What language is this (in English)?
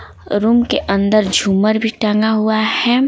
Hindi